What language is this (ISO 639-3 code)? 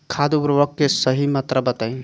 bho